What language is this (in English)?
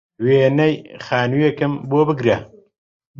Central Kurdish